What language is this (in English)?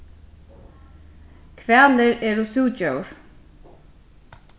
Faroese